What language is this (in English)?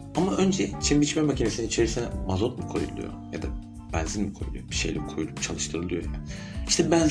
Turkish